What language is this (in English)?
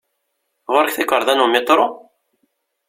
Kabyle